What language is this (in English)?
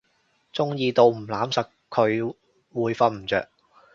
Cantonese